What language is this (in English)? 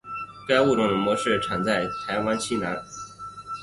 Chinese